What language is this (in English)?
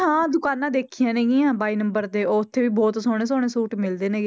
Punjabi